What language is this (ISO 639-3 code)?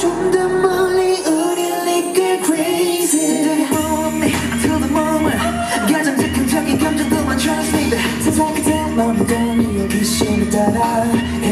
kor